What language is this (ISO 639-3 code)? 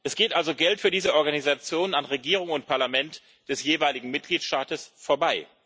deu